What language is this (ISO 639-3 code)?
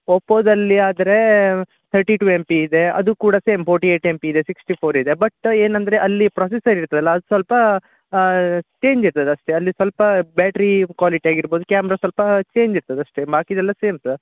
kan